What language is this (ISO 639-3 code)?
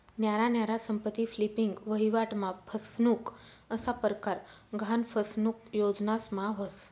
mar